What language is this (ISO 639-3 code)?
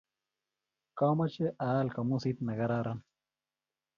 kln